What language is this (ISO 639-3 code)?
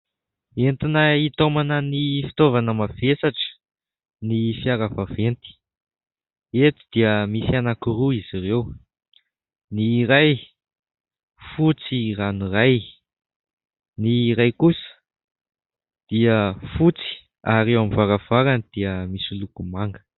mlg